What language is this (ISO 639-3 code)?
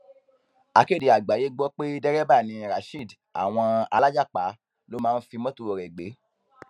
yor